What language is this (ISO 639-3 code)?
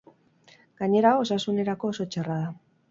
eus